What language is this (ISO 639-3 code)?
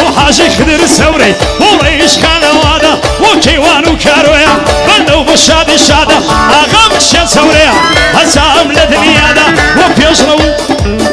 ara